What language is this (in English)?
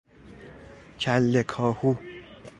Persian